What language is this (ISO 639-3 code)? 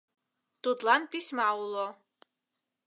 chm